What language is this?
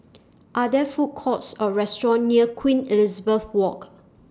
English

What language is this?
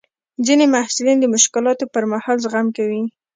Pashto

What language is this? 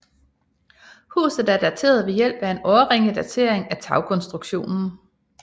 Danish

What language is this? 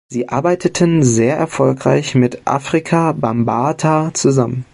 German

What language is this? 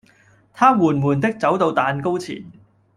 Cantonese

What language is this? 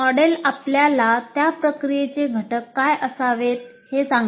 Marathi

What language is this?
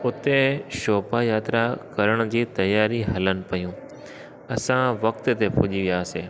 Sindhi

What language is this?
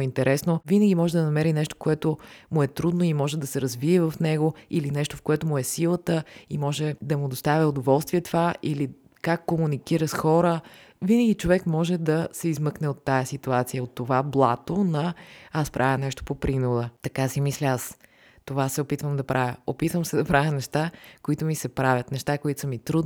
Bulgarian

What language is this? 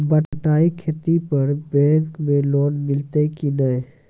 Maithili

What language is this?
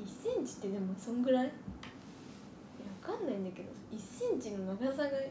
Japanese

